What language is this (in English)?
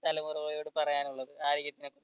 Malayalam